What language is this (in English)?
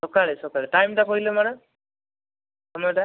Odia